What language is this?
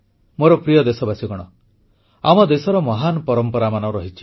Odia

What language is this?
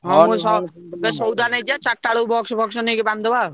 Odia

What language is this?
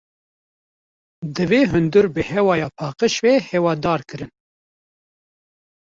Kurdish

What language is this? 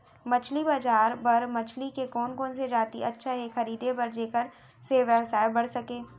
Chhattisgarhi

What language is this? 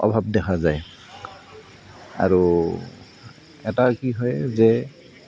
Assamese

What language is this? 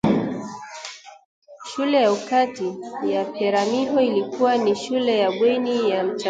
Swahili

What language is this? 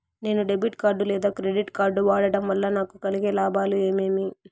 Telugu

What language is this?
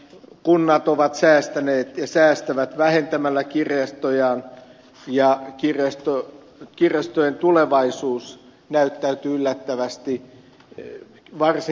Finnish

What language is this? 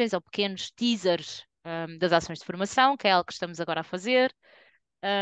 Portuguese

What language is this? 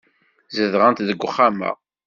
Kabyle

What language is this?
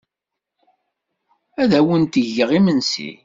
Kabyle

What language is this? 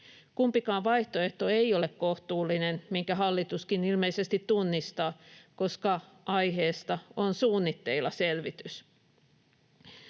Finnish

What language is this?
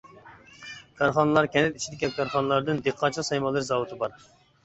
Uyghur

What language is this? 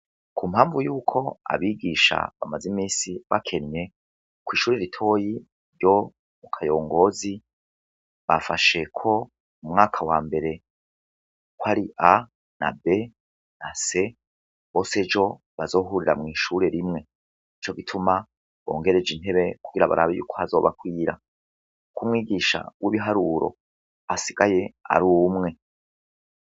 Rundi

